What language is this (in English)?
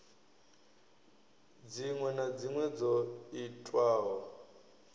Venda